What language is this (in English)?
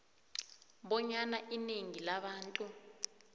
South Ndebele